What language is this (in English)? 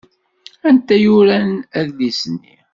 Kabyle